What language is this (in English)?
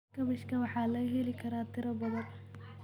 Somali